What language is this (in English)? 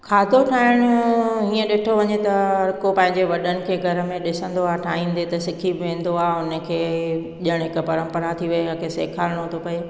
Sindhi